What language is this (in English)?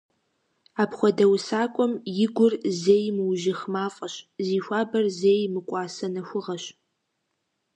Kabardian